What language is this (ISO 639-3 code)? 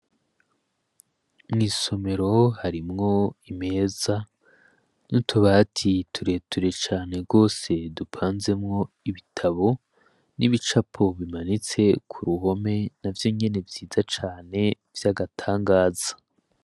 run